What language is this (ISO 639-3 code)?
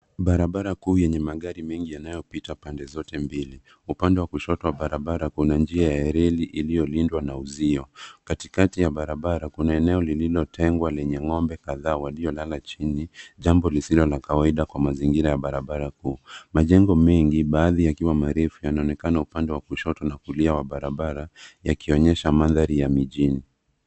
swa